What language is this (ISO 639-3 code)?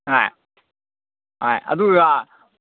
mni